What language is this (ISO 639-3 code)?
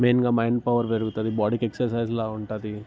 tel